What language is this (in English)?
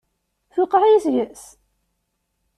Kabyle